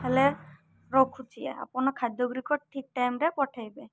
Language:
Odia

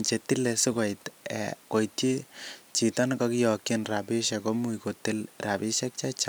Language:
Kalenjin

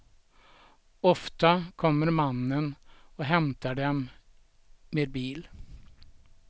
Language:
Swedish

